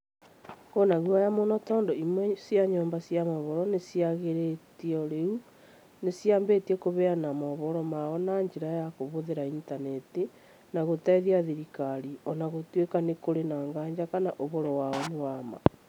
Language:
Kikuyu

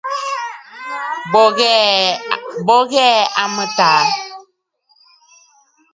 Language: Bafut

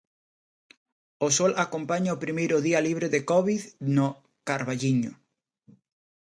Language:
Galician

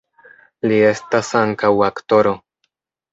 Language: Esperanto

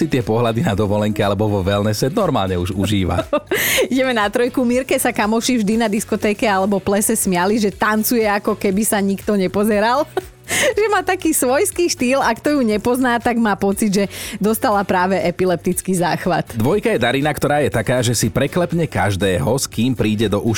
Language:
Slovak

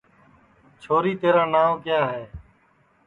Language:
Sansi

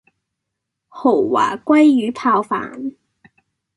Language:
Cantonese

